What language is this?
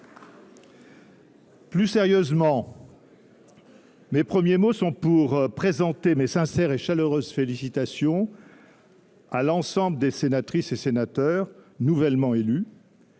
French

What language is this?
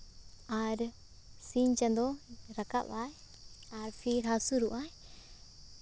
Santali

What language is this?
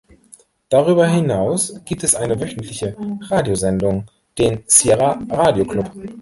German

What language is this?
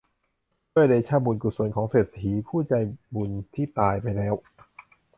Thai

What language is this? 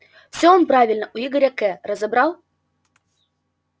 Russian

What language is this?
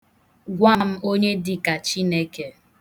Igbo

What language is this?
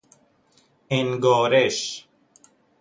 Persian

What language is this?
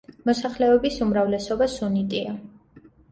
Georgian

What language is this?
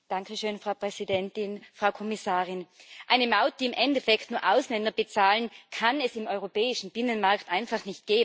German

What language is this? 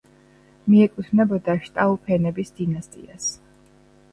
Georgian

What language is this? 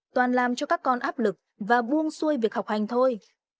Vietnamese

